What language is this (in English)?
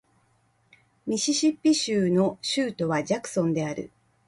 Japanese